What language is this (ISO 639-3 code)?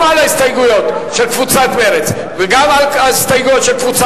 heb